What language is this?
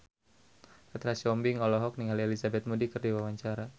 Sundanese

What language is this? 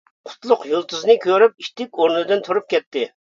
Uyghur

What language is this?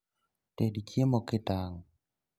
Luo (Kenya and Tanzania)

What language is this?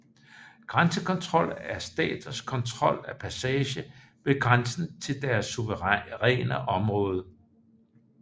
Danish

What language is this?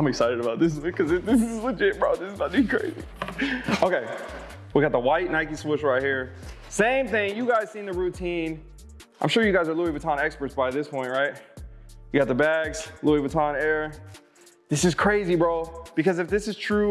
English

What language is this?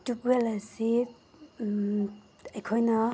Manipuri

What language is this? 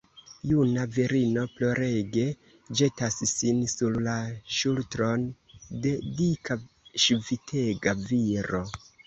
Esperanto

